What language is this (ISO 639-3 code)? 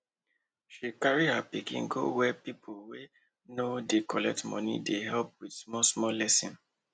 pcm